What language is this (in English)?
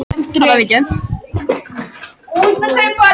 Icelandic